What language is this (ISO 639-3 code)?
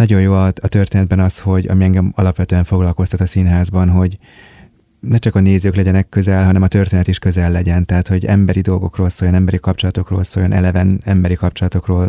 hun